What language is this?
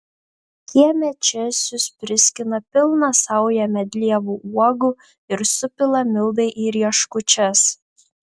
Lithuanian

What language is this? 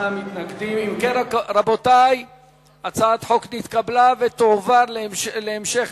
Hebrew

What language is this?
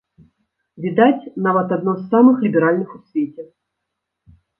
Belarusian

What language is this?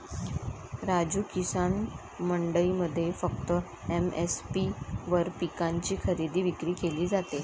Marathi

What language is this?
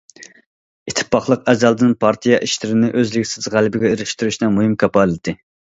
Uyghur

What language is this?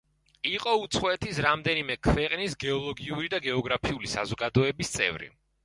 Georgian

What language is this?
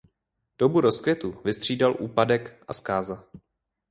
Czech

